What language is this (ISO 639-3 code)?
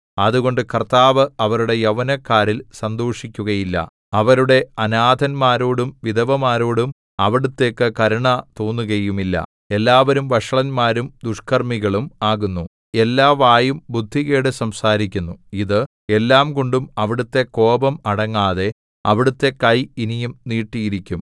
mal